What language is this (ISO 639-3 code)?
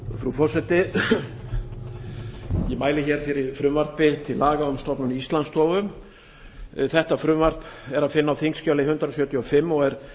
isl